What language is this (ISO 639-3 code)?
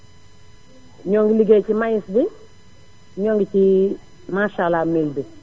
wol